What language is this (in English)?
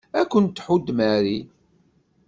Kabyle